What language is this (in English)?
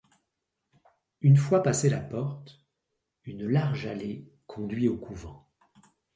French